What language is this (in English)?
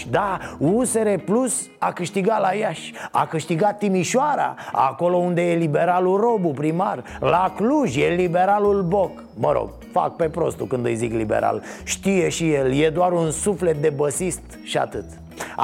Romanian